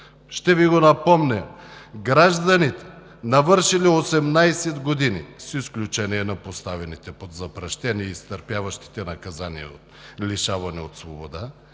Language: Bulgarian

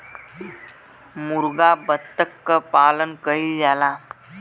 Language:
Bhojpuri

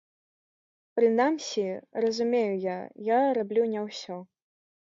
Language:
Belarusian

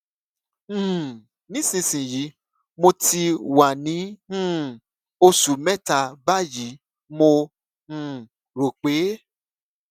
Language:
Yoruba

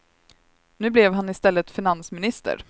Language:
Swedish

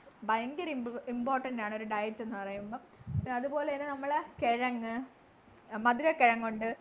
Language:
Malayalam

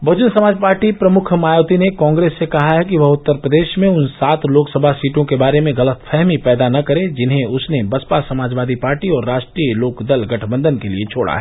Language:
Hindi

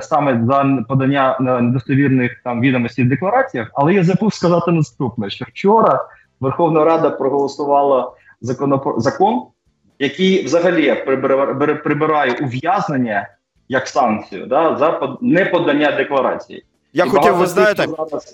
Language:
Ukrainian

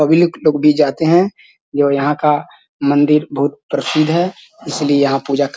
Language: Magahi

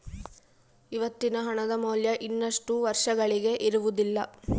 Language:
Kannada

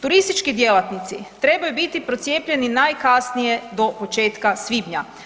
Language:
Croatian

